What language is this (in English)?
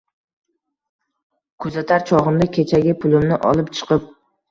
Uzbek